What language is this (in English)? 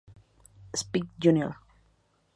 Spanish